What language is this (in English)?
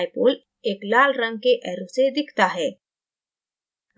Hindi